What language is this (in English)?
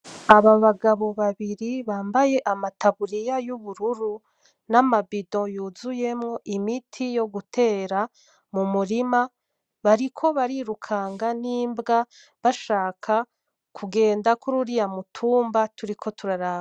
Rundi